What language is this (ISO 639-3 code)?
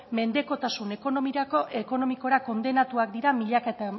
eus